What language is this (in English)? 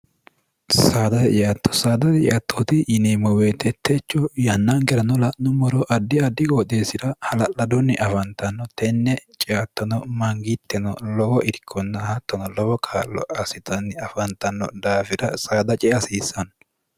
Sidamo